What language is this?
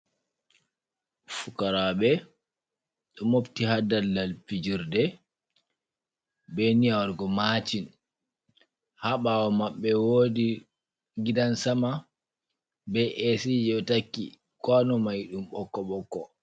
Fula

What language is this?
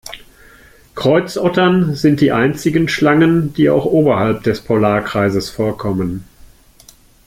German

